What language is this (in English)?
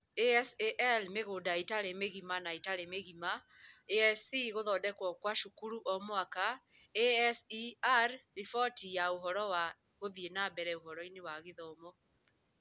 Kikuyu